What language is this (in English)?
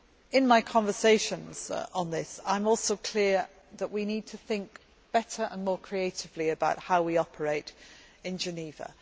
English